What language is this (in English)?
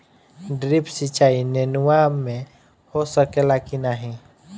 Bhojpuri